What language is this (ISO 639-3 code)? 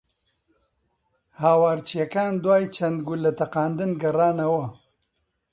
ckb